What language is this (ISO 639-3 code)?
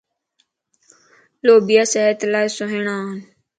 lss